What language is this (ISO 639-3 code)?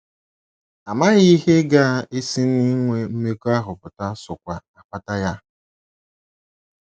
ibo